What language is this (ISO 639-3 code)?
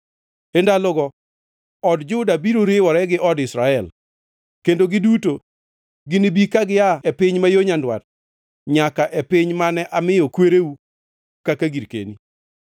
luo